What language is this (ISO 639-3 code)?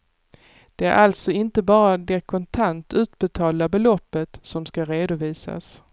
swe